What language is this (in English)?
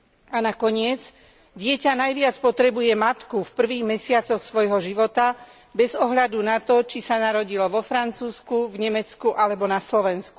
Slovak